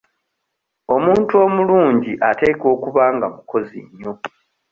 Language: Ganda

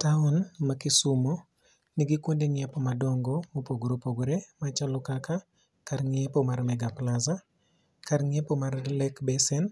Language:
Luo (Kenya and Tanzania)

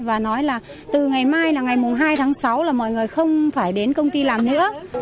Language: Vietnamese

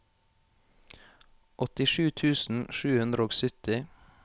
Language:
Norwegian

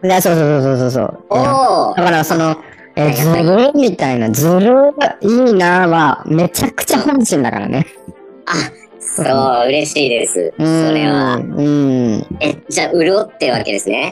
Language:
Japanese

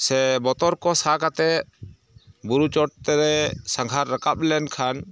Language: Santali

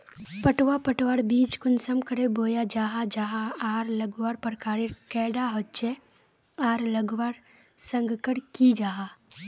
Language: Magahi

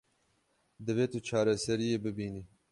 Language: Kurdish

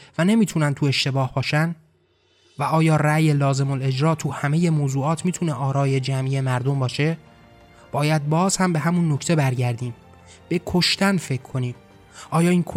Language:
Persian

